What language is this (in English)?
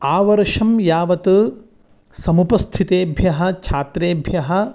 Sanskrit